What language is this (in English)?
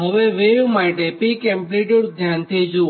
Gujarati